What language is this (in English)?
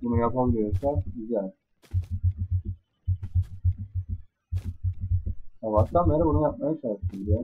Turkish